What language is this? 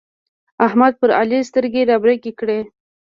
Pashto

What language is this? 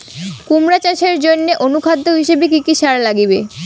Bangla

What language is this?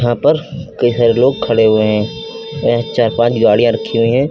Hindi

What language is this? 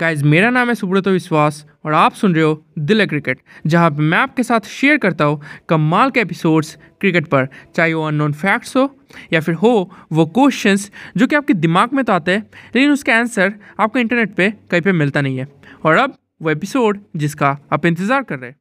Hindi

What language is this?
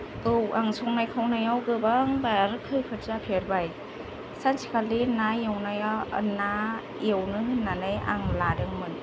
Bodo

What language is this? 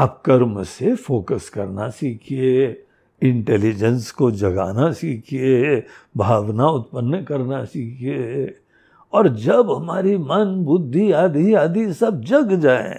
Hindi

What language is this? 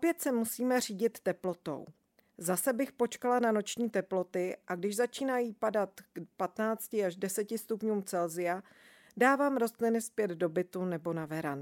Czech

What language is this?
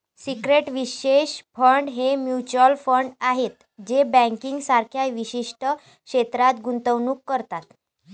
Marathi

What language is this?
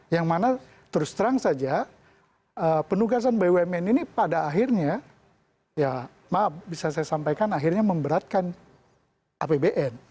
Indonesian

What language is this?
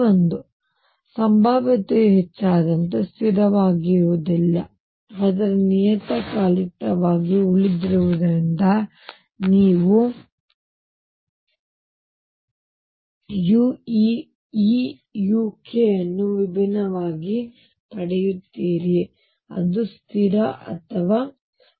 Kannada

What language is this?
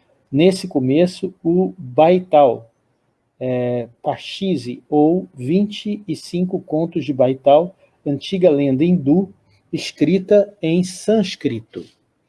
Portuguese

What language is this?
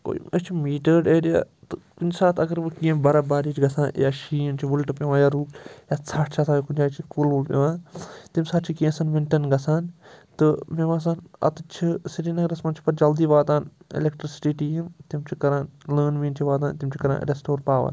Kashmiri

